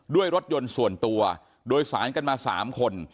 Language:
Thai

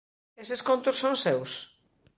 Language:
Galician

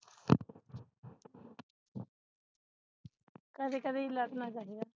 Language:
Punjabi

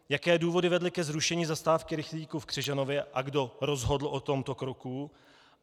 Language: Czech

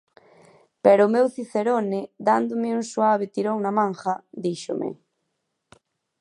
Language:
Galician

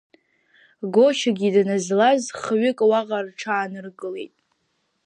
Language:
Abkhazian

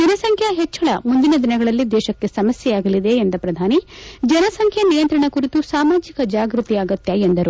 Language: Kannada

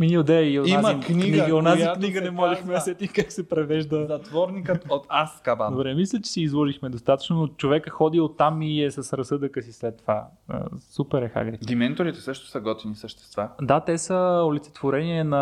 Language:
Bulgarian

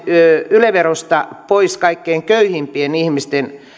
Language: Finnish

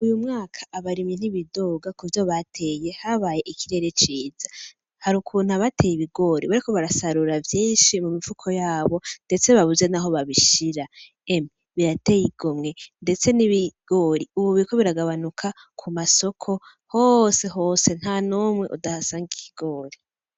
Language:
Rundi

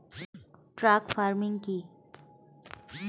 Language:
Bangla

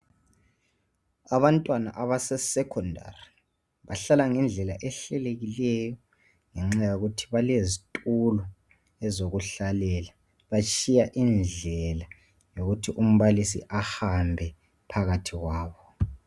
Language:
North Ndebele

